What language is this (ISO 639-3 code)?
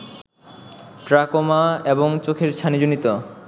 ben